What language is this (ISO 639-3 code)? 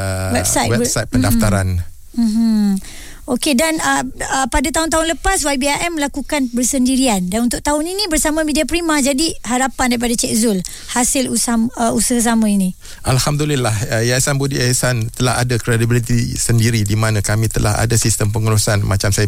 msa